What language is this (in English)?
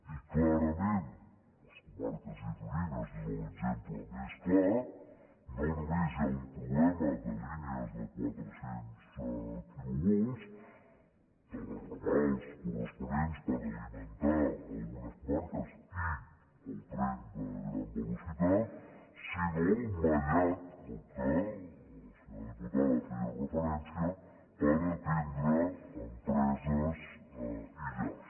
Catalan